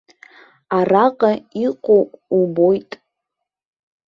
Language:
Abkhazian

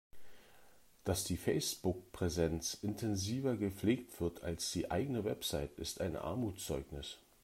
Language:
German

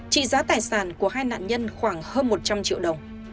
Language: Vietnamese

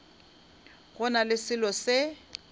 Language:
Northern Sotho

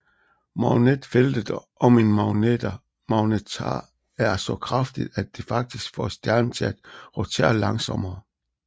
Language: Danish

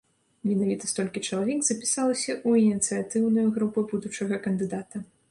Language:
Belarusian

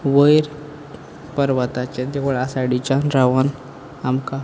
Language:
Konkani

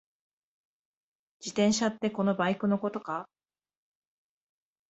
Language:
Japanese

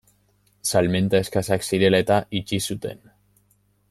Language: Basque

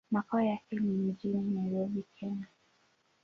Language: Swahili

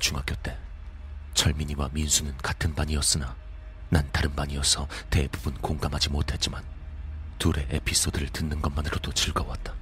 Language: Korean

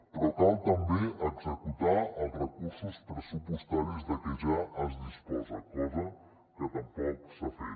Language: Catalan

